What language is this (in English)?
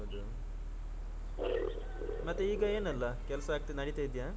Kannada